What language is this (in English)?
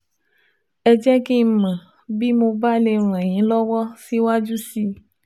Yoruba